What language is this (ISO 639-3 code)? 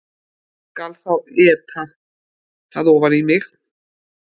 isl